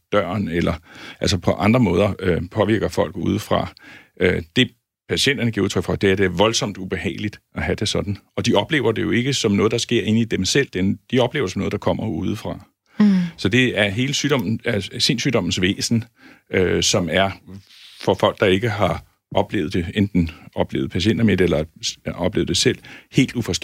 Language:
Danish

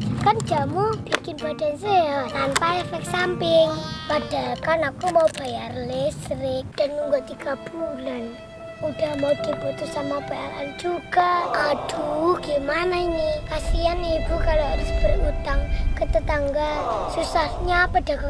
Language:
Indonesian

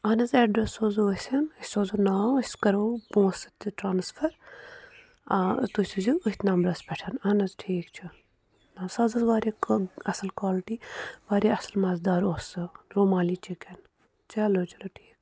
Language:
Kashmiri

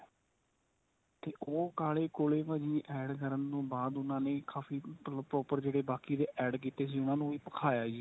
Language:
Punjabi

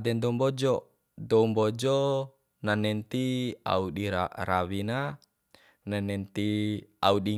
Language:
Bima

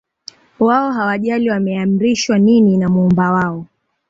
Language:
Swahili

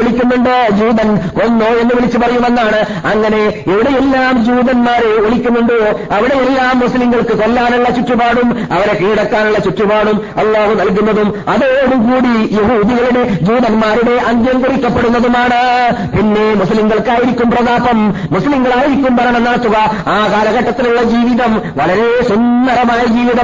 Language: Malayalam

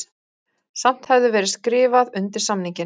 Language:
Icelandic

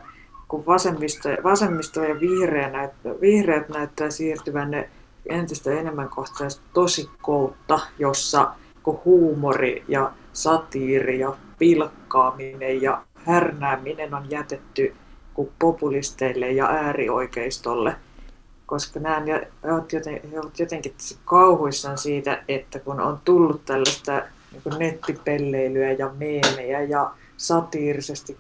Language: Finnish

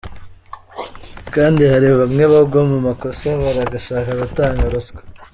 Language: Kinyarwanda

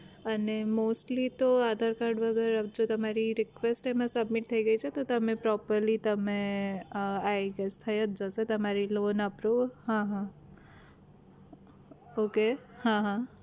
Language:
Gujarati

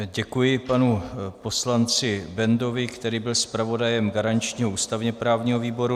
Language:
Czech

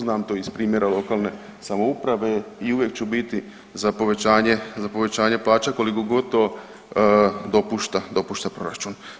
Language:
Croatian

